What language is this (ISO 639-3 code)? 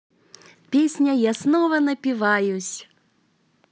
rus